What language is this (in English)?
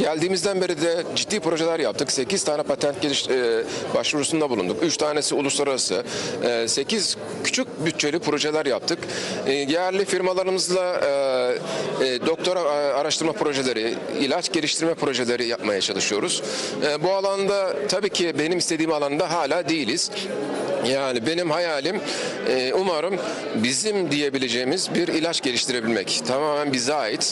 Turkish